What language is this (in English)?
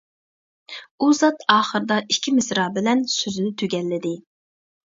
Uyghur